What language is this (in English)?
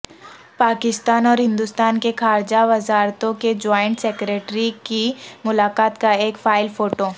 Urdu